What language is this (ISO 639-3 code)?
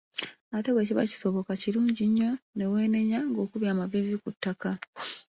lug